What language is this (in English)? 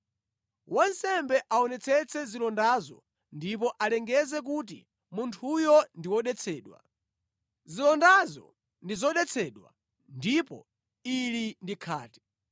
Nyanja